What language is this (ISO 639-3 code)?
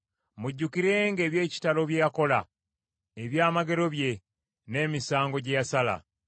lug